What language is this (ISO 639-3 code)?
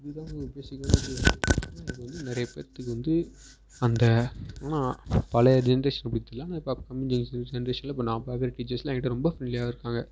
tam